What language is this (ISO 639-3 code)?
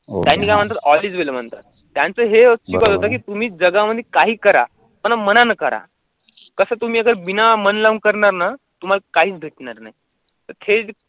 mar